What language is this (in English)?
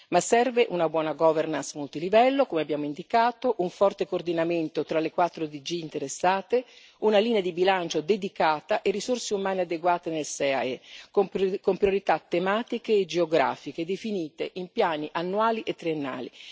Italian